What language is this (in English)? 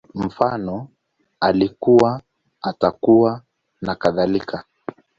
Swahili